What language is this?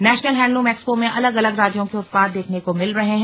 Hindi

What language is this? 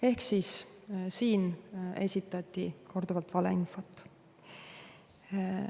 Estonian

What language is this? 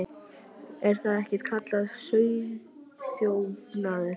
Icelandic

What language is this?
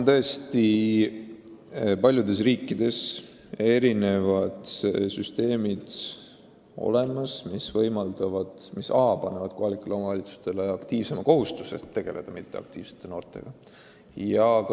Estonian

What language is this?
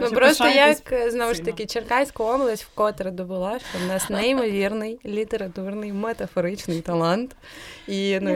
Ukrainian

